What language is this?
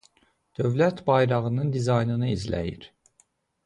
Azerbaijani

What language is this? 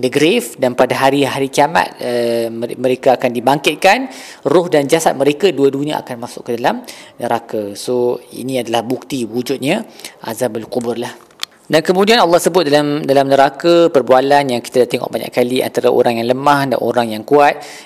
Malay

